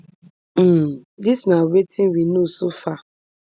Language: Nigerian Pidgin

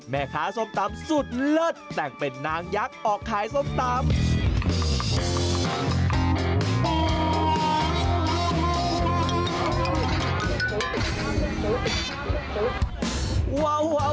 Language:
Thai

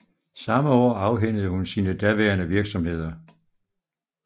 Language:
Danish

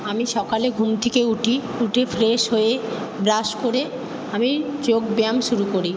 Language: Bangla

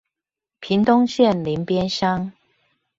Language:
Chinese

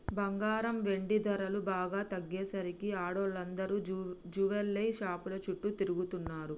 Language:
Telugu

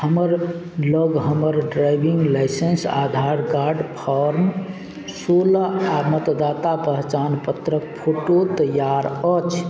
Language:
Maithili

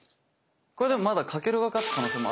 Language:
Japanese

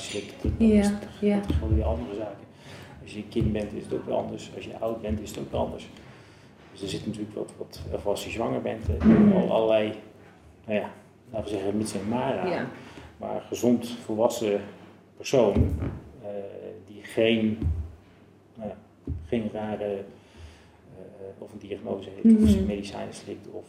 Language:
Dutch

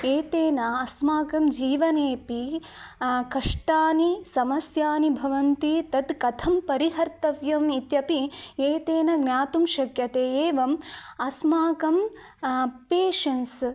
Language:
Sanskrit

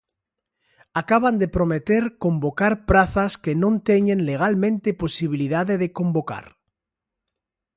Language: Galician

